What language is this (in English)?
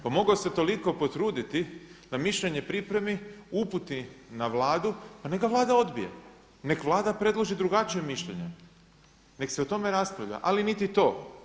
Croatian